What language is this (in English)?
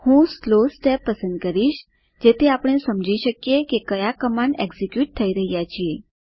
Gujarati